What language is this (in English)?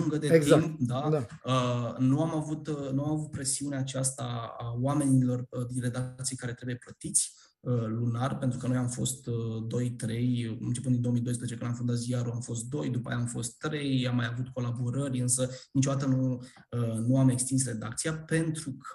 Romanian